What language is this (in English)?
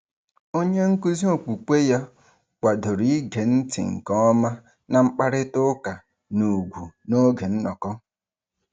Igbo